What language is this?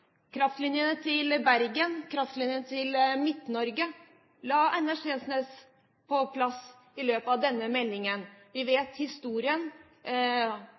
Norwegian Bokmål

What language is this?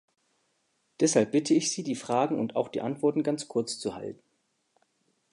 German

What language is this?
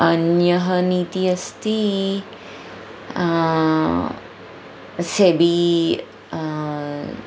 Sanskrit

